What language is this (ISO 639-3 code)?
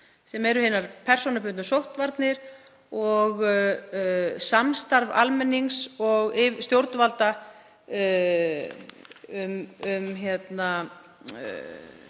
isl